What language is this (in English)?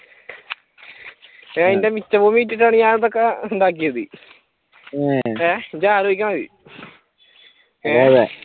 Malayalam